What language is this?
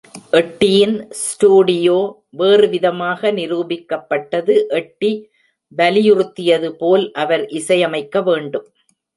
Tamil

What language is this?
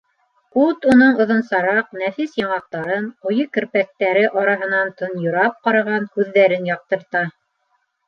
Bashkir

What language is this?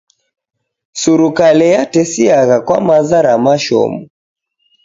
Taita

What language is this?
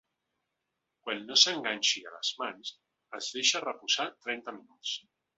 Catalan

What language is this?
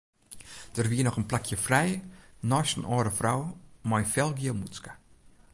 Western Frisian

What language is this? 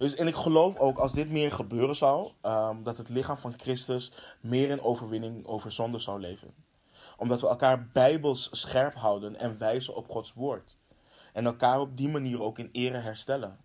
Dutch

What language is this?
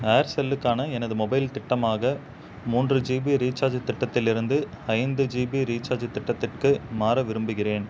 Tamil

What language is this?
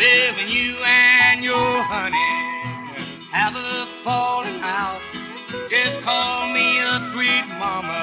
English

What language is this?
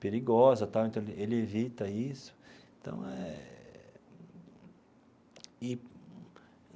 Portuguese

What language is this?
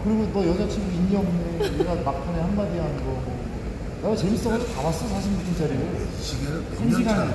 Korean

